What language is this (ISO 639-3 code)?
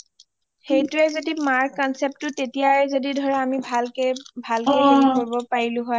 asm